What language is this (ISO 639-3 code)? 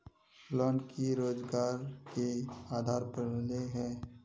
mag